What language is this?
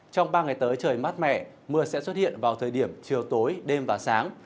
Vietnamese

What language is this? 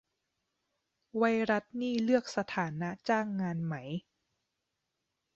Thai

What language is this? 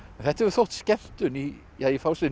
Icelandic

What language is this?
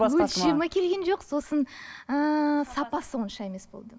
Kazakh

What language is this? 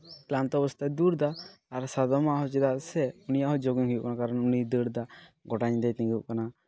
Santali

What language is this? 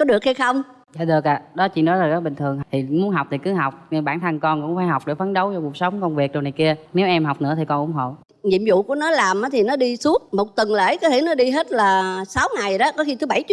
Vietnamese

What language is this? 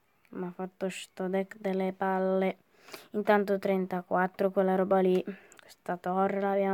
Italian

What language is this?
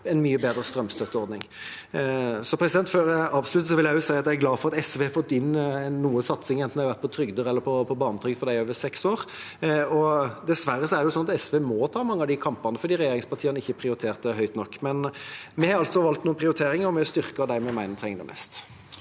Norwegian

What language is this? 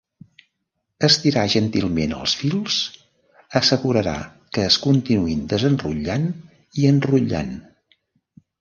Catalan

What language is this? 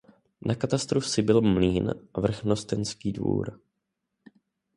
Czech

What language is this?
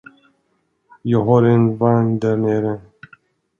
Swedish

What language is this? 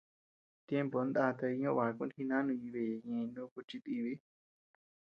Tepeuxila Cuicatec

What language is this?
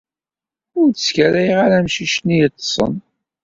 Kabyle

